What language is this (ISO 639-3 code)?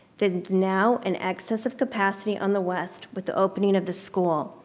eng